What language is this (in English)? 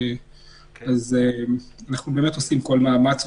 Hebrew